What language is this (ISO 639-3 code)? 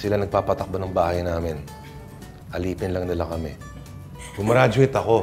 fil